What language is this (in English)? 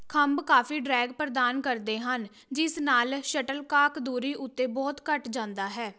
Punjabi